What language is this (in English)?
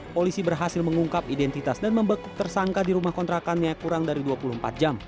Indonesian